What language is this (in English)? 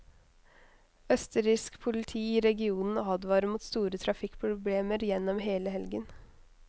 Norwegian